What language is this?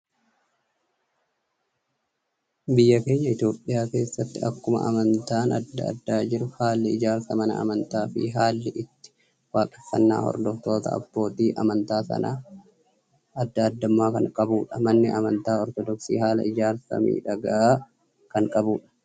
Oromo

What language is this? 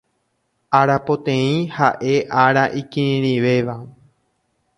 Guarani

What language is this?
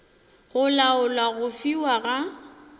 Northern Sotho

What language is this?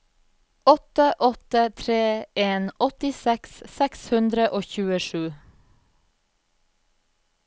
Norwegian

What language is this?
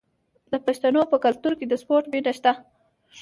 Pashto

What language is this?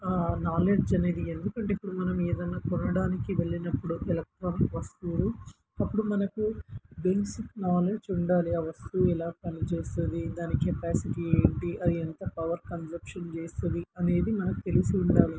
Telugu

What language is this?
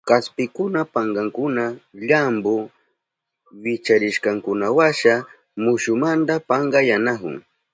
Southern Pastaza Quechua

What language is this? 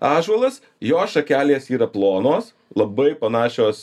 Lithuanian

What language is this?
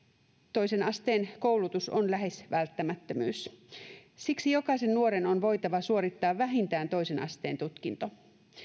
Finnish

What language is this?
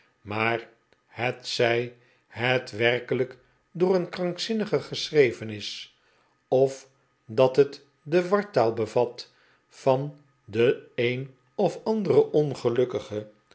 Dutch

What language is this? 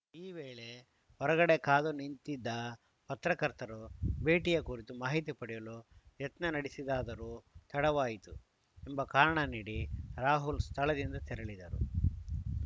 Kannada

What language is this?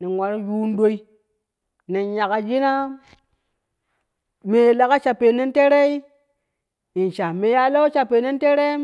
Kushi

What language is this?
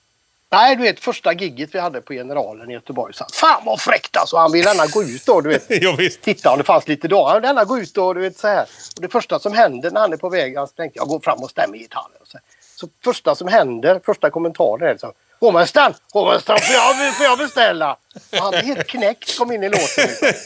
Swedish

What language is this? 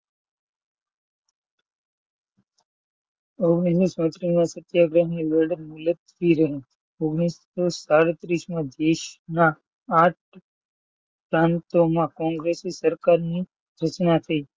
Gujarati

